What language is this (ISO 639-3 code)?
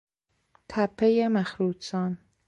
fas